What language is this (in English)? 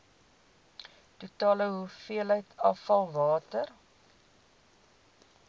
Afrikaans